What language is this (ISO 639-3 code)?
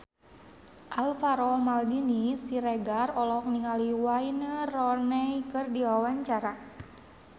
sun